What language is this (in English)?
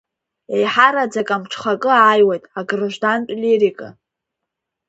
Abkhazian